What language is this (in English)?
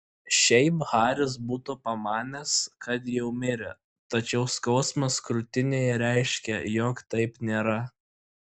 Lithuanian